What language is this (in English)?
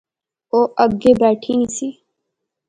Pahari-Potwari